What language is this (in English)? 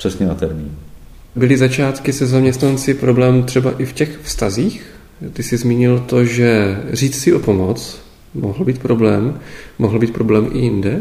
Czech